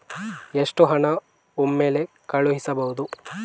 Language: Kannada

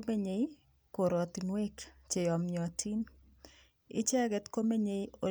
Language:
Kalenjin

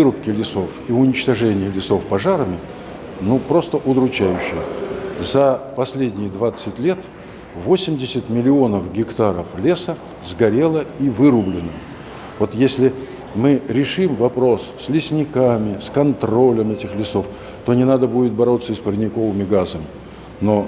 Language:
Russian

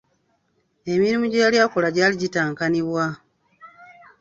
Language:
Ganda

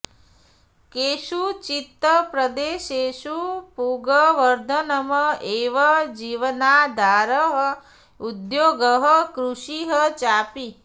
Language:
Sanskrit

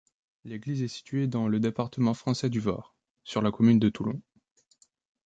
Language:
French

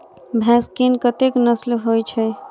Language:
Maithili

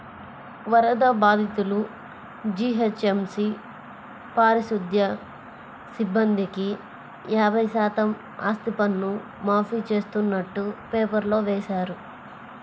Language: Telugu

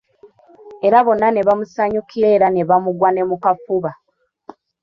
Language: Ganda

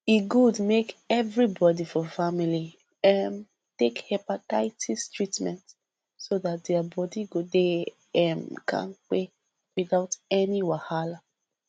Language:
Nigerian Pidgin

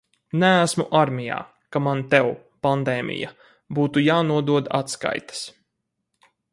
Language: Latvian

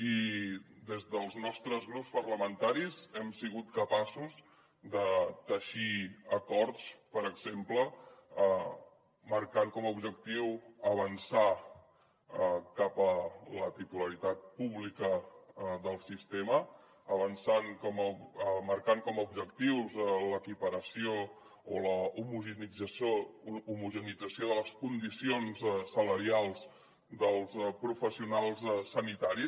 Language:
Catalan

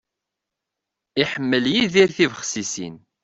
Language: Kabyle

